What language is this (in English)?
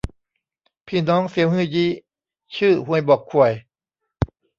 Thai